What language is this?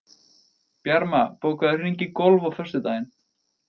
Icelandic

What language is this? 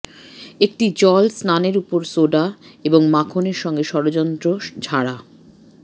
Bangla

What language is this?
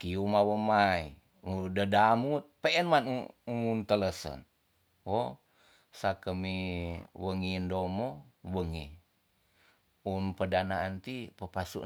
Tonsea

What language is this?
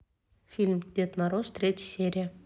Russian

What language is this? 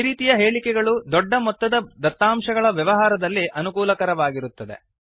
Kannada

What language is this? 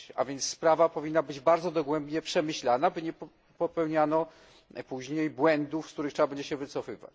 Polish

